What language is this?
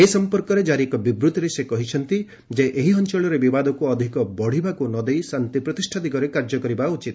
Odia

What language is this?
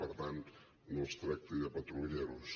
Catalan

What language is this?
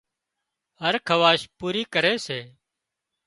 Wadiyara Koli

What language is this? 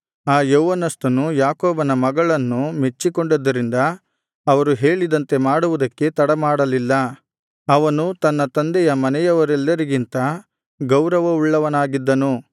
Kannada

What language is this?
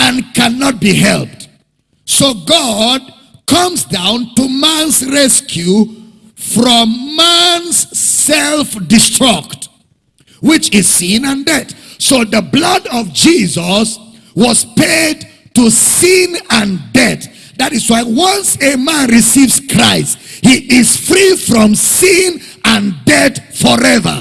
English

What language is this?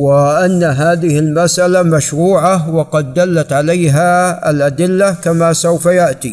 Arabic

